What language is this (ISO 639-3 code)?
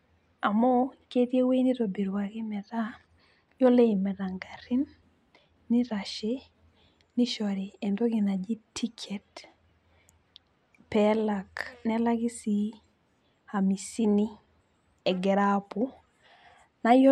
mas